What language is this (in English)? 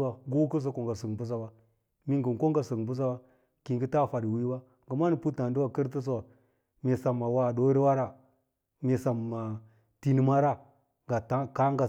Lala-Roba